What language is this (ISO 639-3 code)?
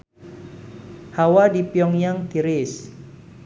sun